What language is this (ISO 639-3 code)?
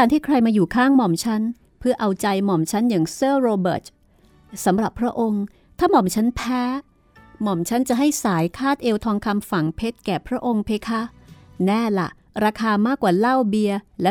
tha